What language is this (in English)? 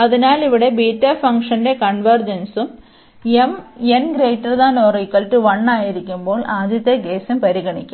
Malayalam